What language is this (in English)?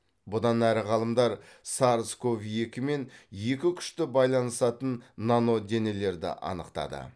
Kazakh